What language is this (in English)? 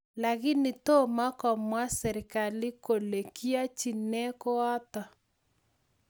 Kalenjin